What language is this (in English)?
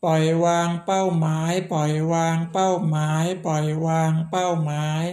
Thai